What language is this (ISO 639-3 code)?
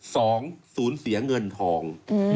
tha